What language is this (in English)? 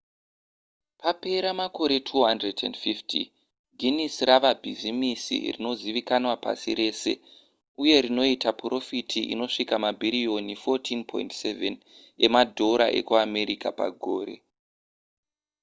Shona